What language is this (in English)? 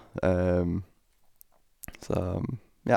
Norwegian